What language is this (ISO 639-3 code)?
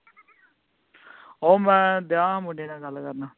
pan